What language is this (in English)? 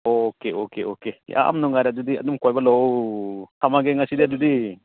Manipuri